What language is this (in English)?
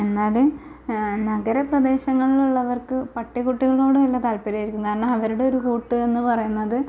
Malayalam